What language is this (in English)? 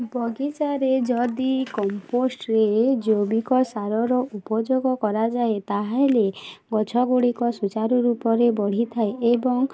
Odia